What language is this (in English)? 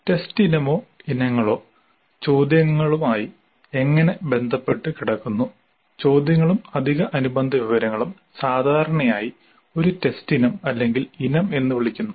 Malayalam